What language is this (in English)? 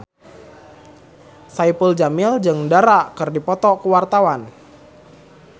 Sundanese